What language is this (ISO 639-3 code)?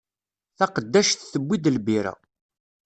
kab